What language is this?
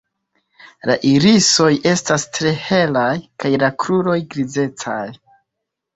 Esperanto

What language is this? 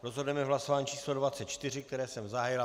Czech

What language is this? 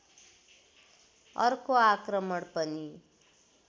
Nepali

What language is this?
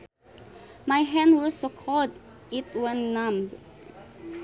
Sundanese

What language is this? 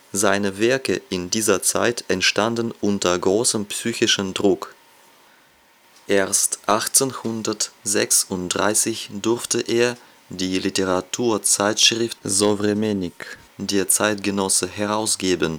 German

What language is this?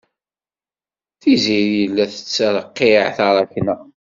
Kabyle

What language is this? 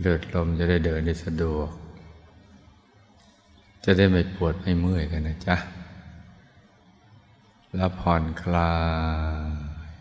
Thai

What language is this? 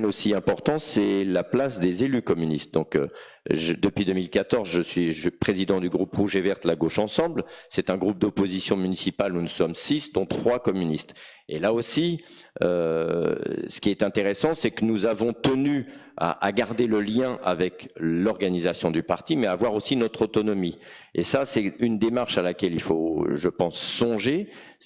French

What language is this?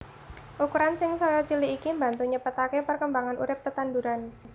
Javanese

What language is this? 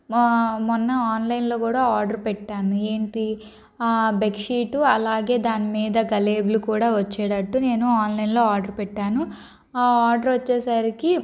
Telugu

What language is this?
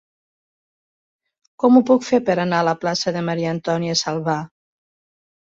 Catalan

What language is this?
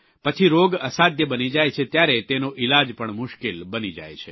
Gujarati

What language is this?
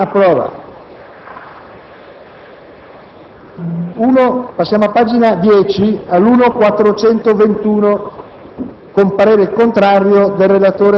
Italian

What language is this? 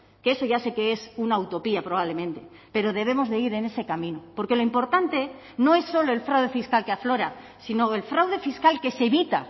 Spanish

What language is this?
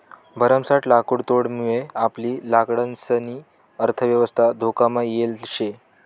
Marathi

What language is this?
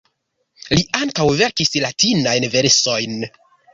Esperanto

